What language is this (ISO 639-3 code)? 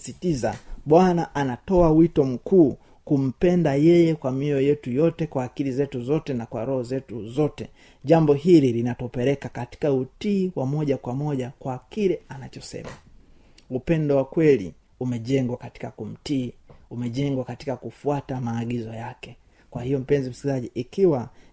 swa